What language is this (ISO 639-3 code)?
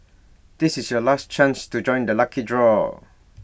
eng